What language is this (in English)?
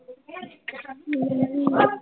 Punjabi